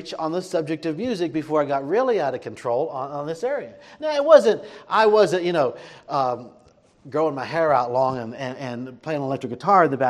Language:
English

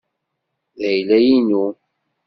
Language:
Kabyle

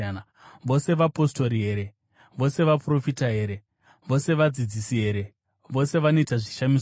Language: Shona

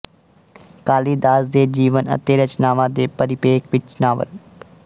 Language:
Punjabi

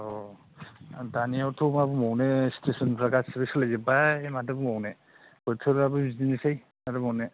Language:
Bodo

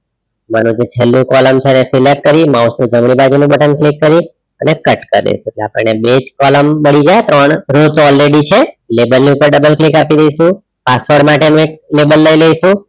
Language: Gujarati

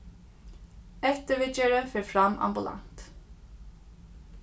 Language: Faroese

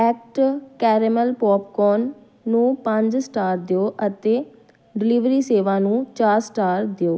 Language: Punjabi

